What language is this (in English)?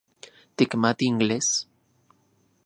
Central Puebla Nahuatl